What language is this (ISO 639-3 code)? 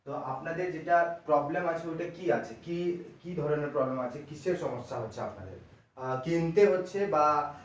ben